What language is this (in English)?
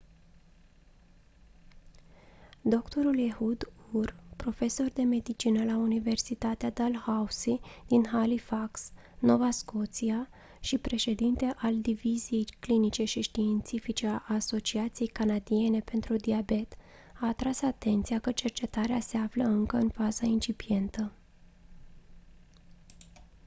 Romanian